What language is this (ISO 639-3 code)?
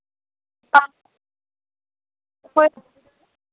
mni